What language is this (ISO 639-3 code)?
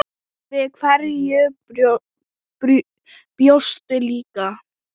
isl